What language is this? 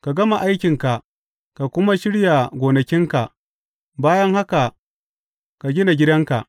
Hausa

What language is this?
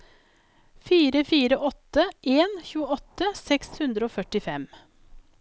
Norwegian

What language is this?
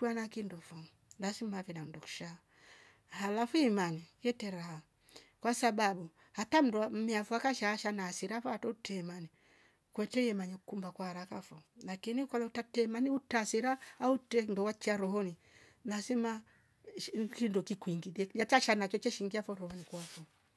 Rombo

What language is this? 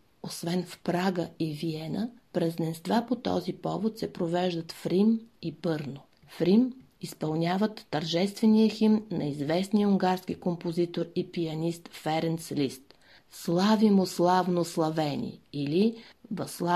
Bulgarian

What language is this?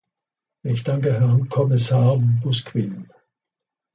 German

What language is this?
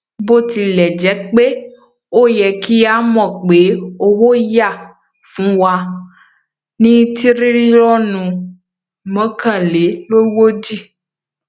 Yoruba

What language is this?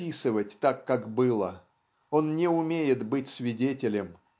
Russian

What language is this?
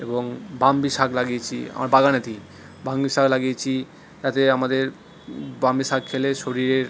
Bangla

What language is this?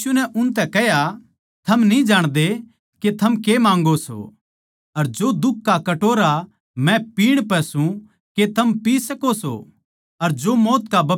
Haryanvi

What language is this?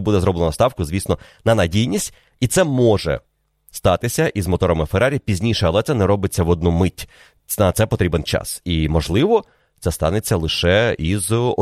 Ukrainian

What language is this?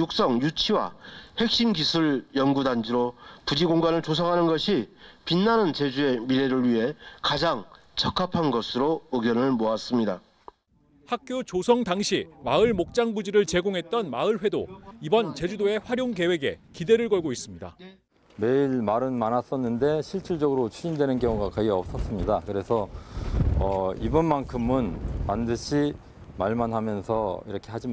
Korean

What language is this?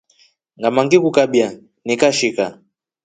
Rombo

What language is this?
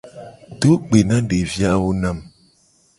Gen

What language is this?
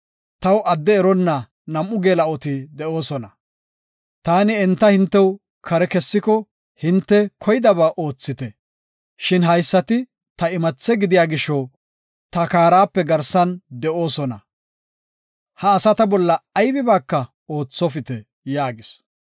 Gofa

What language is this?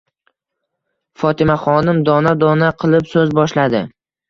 Uzbek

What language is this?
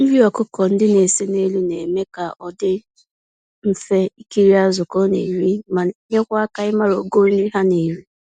Igbo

